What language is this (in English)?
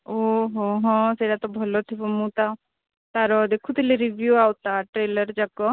Odia